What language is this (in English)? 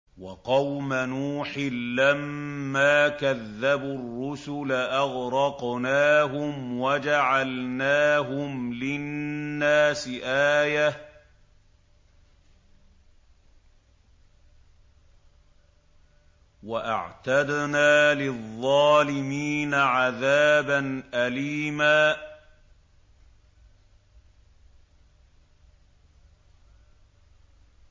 Arabic